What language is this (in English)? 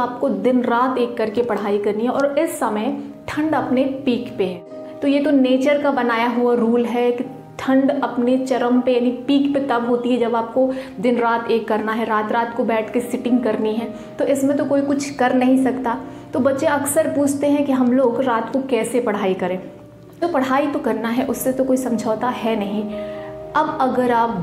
Hindi